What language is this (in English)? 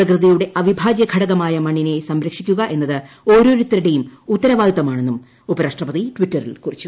Malayalam